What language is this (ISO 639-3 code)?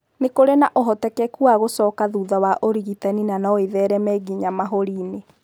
kik